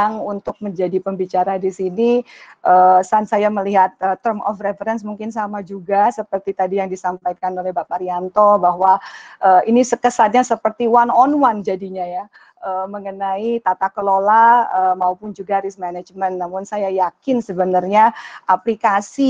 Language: Indonesian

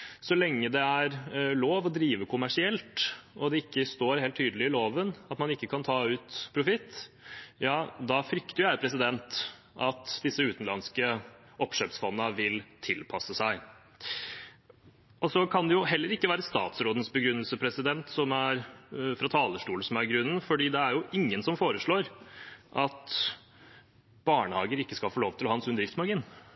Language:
Norwegian Bokmål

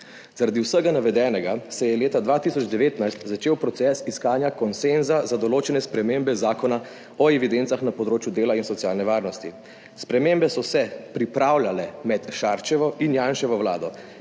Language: Slovenian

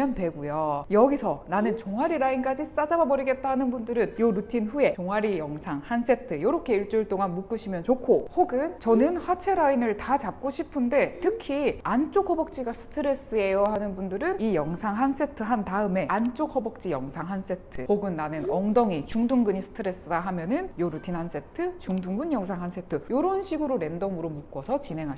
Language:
Korean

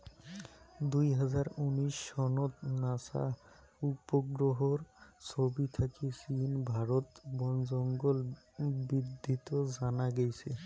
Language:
Bangla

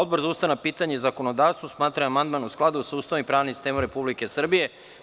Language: Serbian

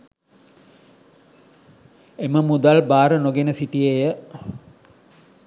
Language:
Sinhala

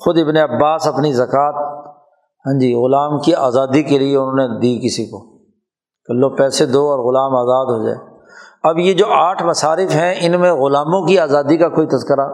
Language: Urdu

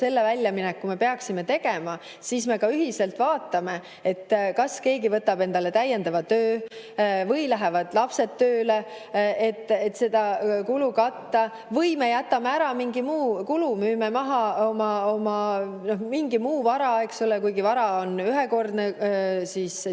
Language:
Estonian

